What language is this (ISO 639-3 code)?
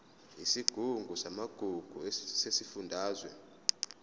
zul